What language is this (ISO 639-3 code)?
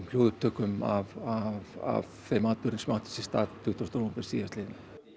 isl